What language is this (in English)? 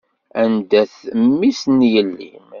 Kabyle